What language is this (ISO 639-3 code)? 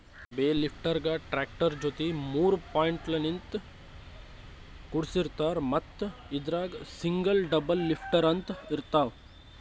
kan